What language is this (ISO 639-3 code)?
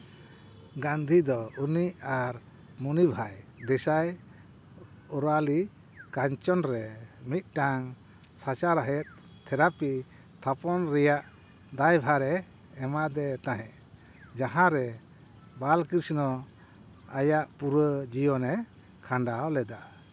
sat